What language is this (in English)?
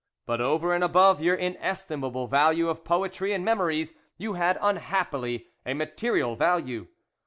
English